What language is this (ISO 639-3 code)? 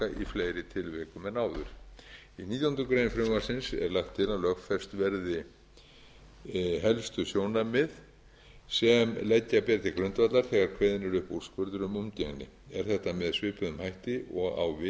isl